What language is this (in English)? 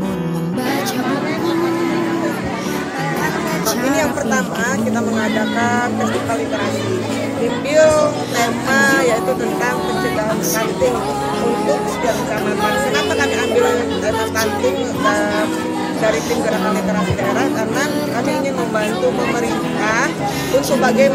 Indonesian